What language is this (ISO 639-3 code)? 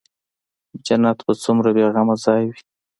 pus